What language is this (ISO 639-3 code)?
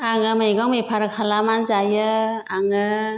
brx